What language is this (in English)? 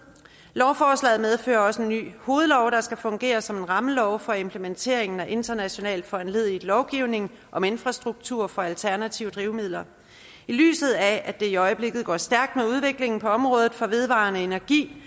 Danish